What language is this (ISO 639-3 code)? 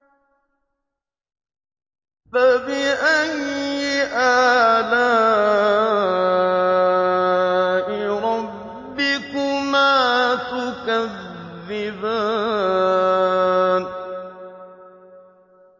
ara